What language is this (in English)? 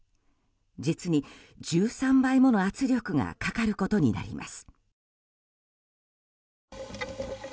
Japanese